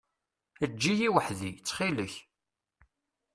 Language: Kabyle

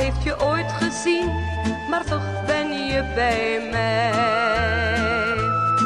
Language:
Dutch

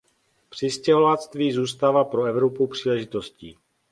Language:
Czech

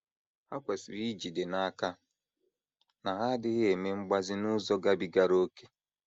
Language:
Igbo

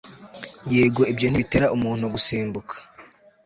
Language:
Kinyarwanda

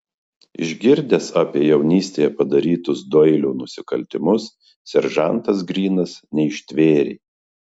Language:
Lithuanian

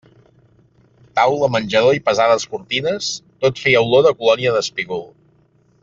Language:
Catalan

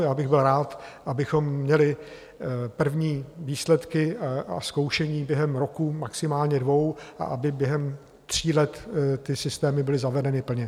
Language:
Czech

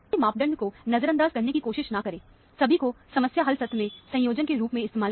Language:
Hindi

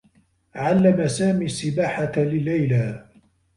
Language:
Arabic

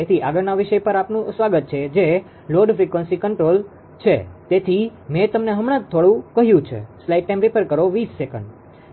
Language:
Gujarati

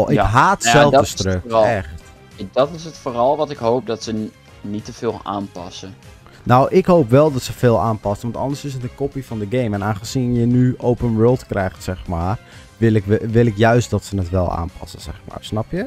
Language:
Dutch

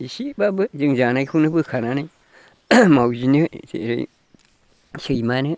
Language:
Bodo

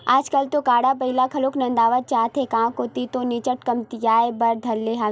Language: Chhattisgarhi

